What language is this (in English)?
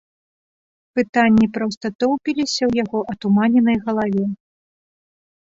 Belarusian